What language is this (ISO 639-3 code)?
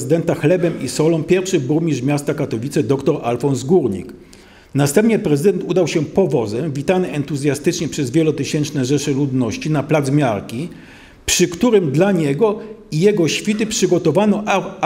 pol